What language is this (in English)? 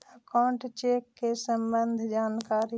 Magahi